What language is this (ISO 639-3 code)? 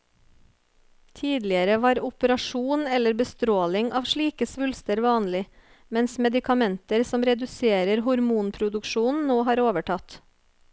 nor